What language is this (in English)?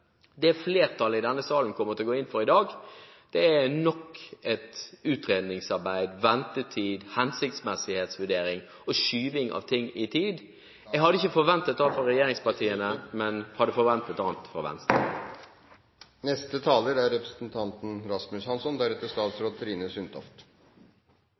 Norwegian Bokmål